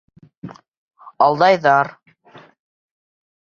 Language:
Bashkir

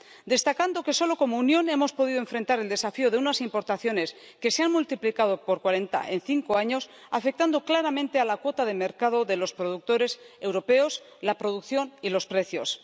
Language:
Spanish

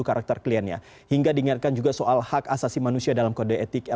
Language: Indonesian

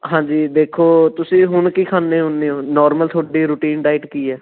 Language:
Punjabi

